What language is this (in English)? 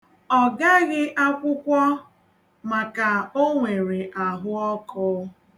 Igbo